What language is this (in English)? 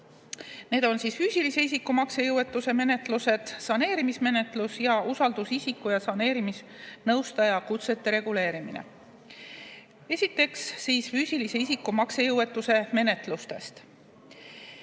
Estonian